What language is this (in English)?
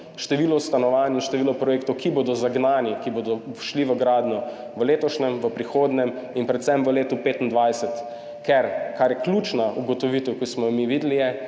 Slovenian